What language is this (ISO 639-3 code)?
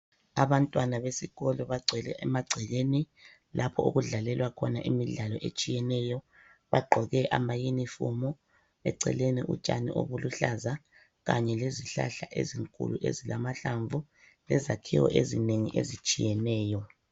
nde